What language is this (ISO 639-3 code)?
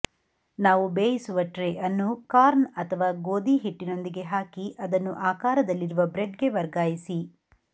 kan